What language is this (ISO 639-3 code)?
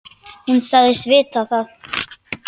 isl